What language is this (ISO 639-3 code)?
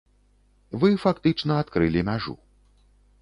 bel